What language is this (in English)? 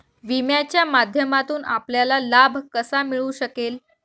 Marathi